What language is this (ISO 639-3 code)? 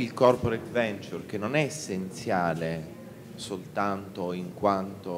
ita